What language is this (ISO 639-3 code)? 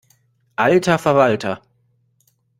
deu